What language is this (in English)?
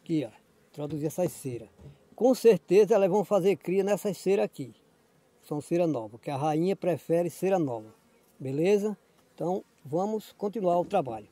Portuguese